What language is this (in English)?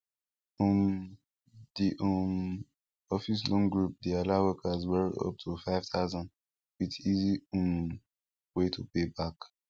Nigerian Pidgin